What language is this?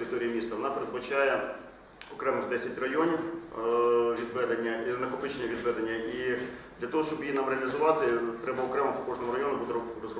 Ukrainian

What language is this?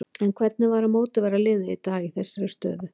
Icelandic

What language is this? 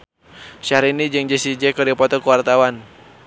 Sundanese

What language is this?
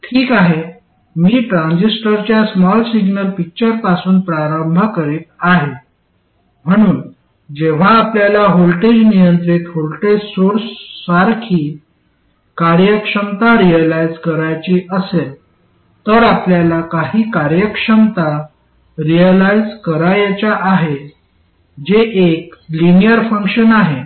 Marathi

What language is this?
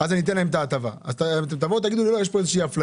Hebrew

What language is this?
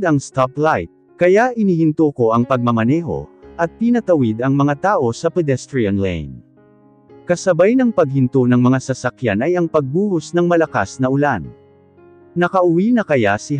Filipino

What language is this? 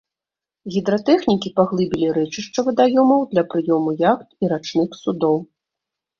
Belarusian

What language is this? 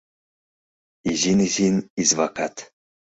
Mari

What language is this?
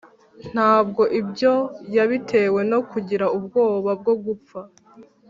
Kinyarwanda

